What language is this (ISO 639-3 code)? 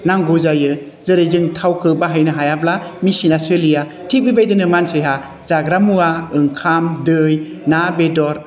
brx